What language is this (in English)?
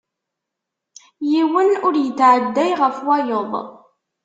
Kabyle